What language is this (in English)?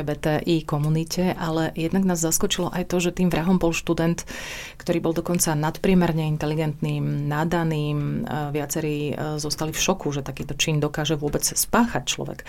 Slovak